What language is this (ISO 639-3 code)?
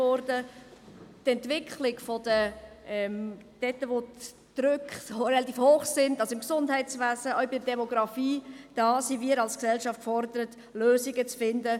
gsw